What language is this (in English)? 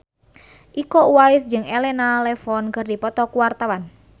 Sundanese